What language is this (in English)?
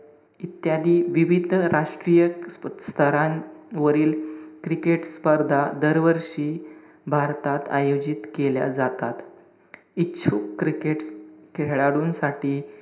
Marathi